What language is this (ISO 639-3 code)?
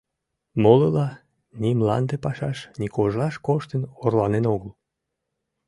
chm